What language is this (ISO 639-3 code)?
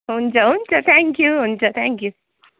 nep